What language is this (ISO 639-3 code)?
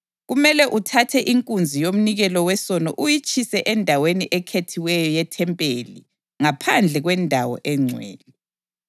nde